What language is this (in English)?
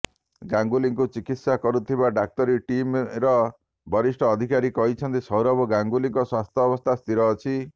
Odia